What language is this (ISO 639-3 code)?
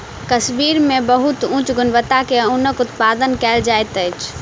mai